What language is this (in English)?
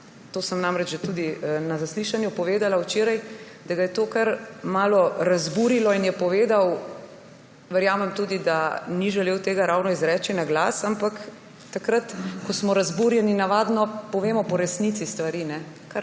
Slovenian